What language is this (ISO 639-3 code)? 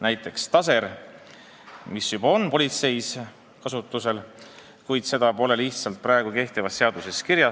est